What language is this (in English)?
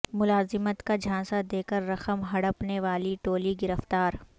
Urdu